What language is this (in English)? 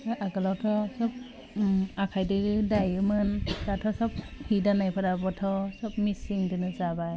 Bodo